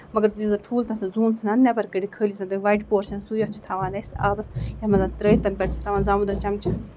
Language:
Kashmiri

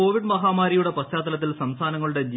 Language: Malayalam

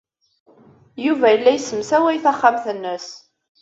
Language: Kabyle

